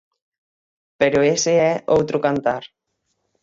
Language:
Galician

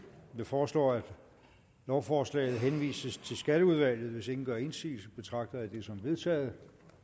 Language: Danish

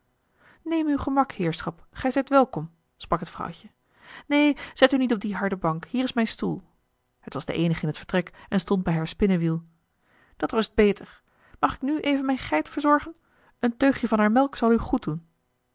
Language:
Dutch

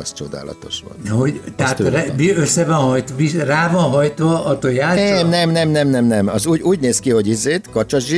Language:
Hungarian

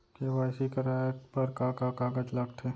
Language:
Chhattisgarhi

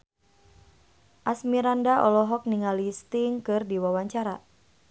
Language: Sundanese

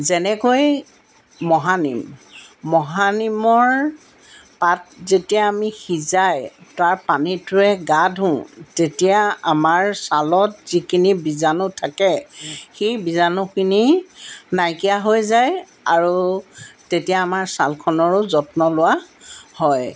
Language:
Assamese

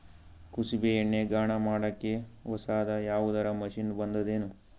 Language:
Kannada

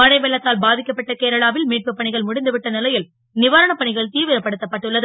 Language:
Tamil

